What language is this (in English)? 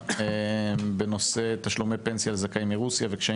Hebrew